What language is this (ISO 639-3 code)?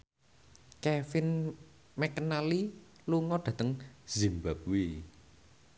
jav